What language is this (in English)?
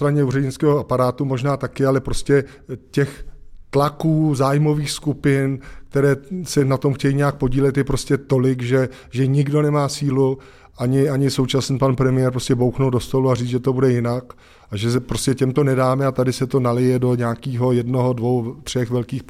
Czech